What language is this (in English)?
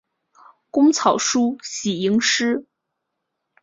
Chinese